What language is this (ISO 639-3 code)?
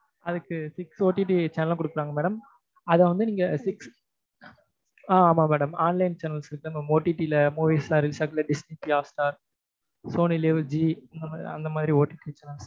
tam